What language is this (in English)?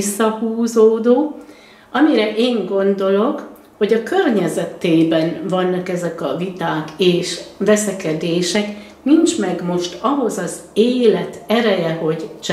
Hungarian